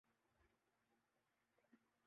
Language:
Urdu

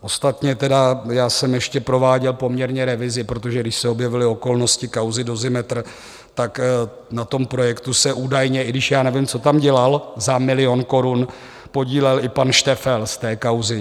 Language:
Czech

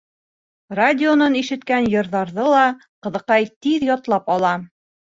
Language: Bashkir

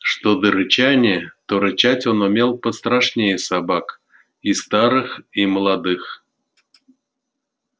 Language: Russian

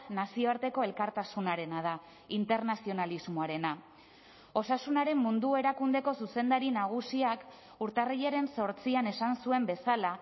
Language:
Basque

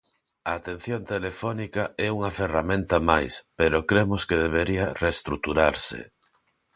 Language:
Galician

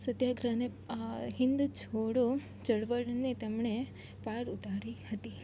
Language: Gujarati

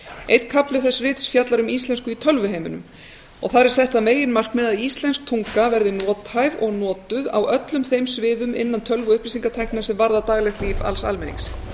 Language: Icelandic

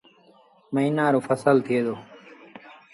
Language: Sindhi Bhil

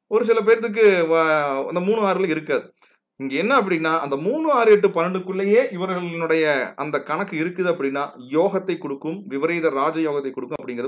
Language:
Dutch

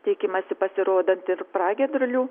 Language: Lithuanian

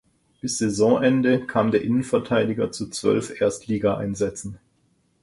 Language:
German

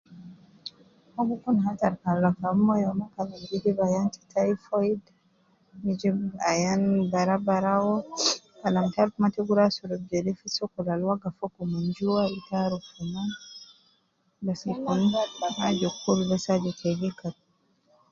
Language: Nubi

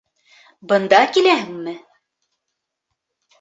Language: Bashkir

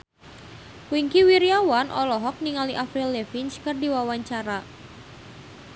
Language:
Sundanese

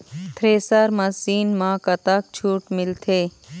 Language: Chhattisgarhi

